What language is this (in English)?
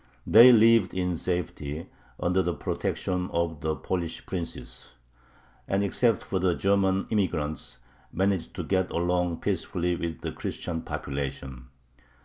English